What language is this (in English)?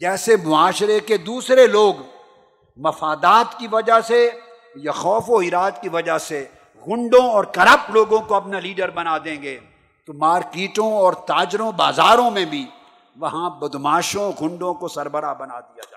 Urdu